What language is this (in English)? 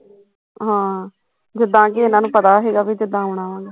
Punjabi